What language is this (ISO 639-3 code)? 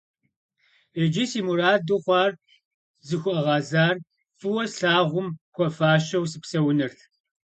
kbd